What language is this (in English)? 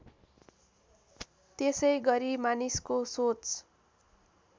Nepali